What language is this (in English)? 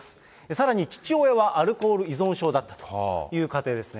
Japanese